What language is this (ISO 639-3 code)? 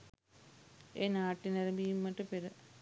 sin